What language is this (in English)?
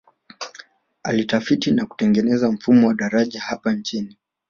Swahili